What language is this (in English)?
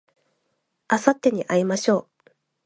Japanese